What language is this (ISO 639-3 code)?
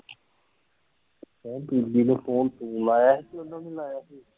pan